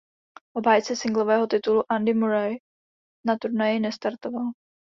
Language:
Czech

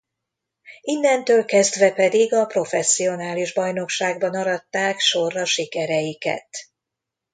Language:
Hungarian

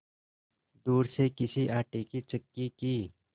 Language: Hindi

